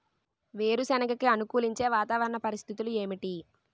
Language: Telugu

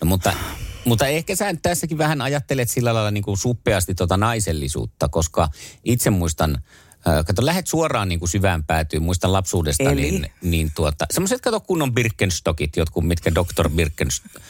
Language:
Finnish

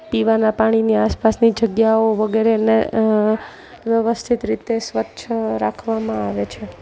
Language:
Gujarati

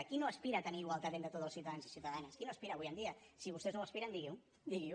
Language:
Catalan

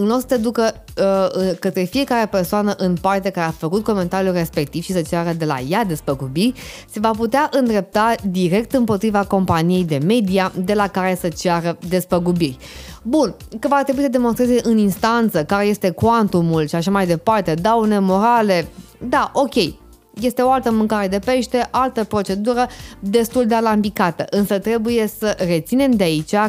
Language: Romanian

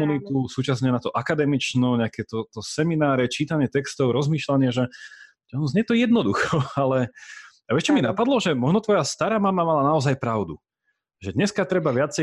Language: Slovak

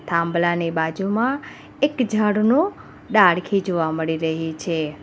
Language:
Gujarati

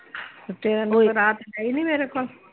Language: Punjabi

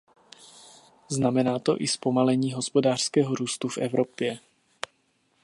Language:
Czech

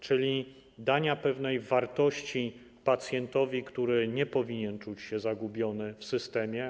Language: Polish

